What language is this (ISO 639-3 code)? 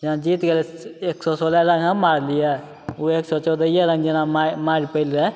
mai